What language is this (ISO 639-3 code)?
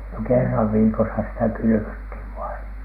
fin